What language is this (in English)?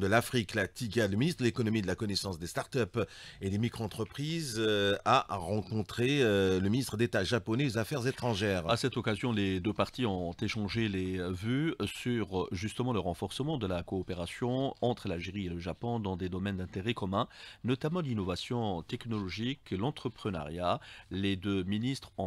French